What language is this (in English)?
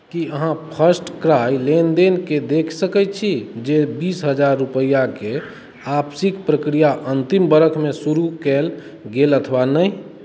Maithili